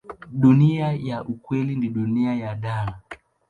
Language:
Swahili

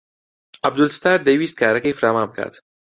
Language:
Central Kurdish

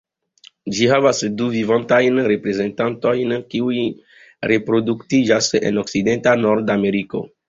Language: Esperanto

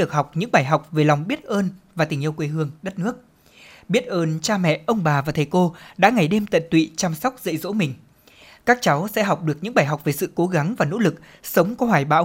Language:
Vietnamese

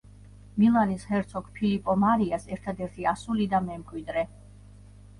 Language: Georgian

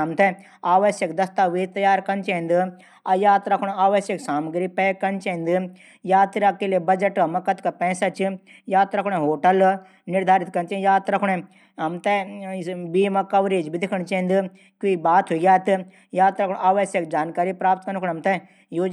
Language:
Garhwali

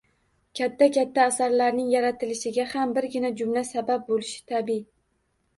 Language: Uzbek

